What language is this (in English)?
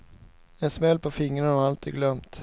Swedish